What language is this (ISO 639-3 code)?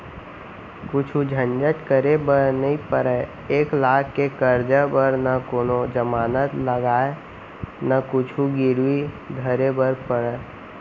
hne